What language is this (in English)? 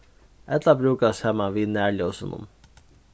Faroese